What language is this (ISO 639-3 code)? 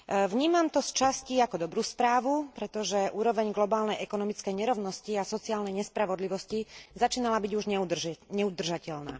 slk